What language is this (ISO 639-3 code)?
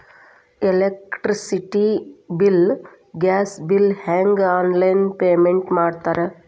kan